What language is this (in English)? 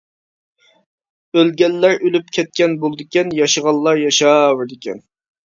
Uyghur